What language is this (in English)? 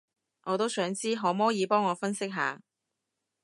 Cantonese